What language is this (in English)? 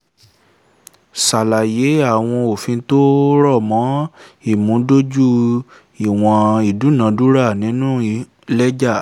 Yoruba